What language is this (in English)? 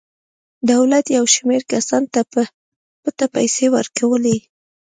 Pashto